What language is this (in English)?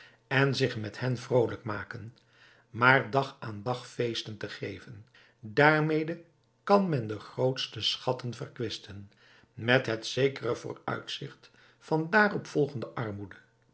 Dutch